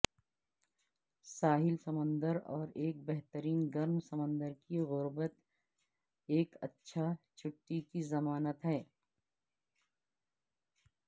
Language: Urdu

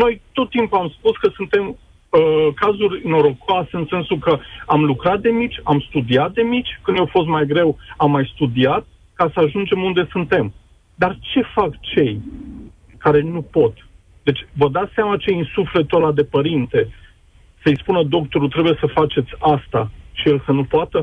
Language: Romanian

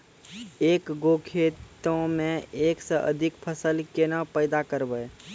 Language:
Maithili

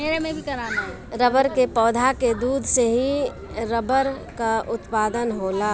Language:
Bhojpuri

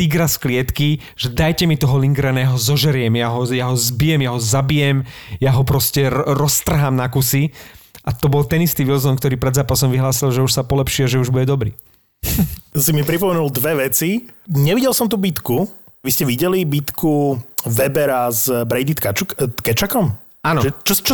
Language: Slovak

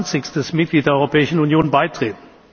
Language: German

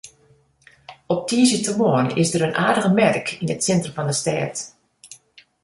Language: Western Frisian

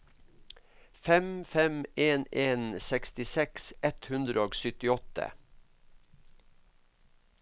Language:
Norwegian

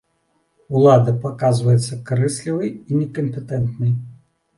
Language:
Belarusian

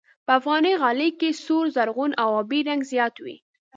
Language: Pashto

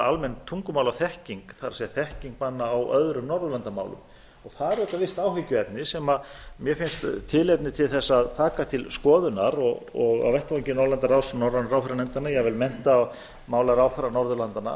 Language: Icelandic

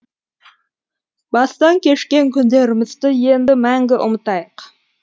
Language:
Kazakh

